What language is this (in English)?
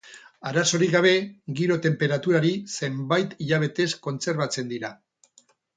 Basque